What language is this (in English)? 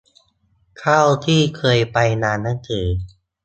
Thai